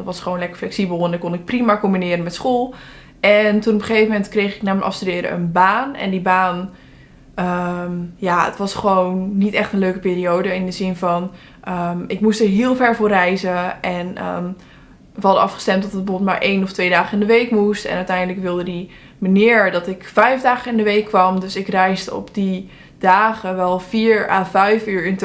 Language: Dutch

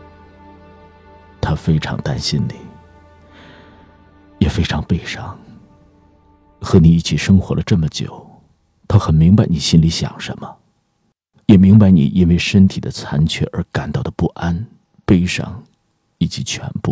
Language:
Chinese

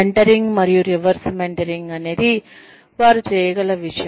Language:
Telugu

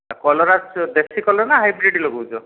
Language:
Odia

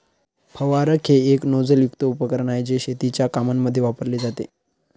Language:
Marathi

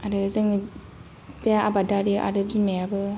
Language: Bodo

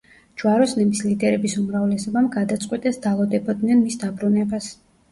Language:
Georgian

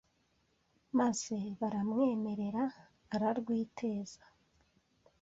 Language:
Kinyarwanda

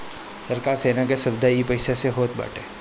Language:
Bhojpuri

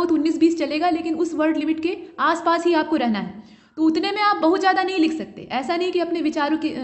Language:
Hindi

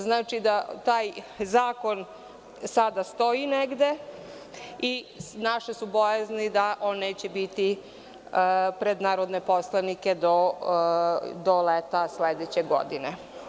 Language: Serbian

